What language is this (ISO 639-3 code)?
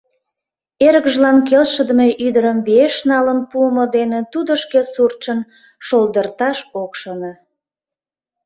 chm